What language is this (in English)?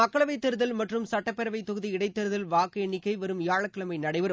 Tamil